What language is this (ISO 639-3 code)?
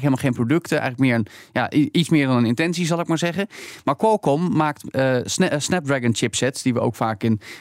nld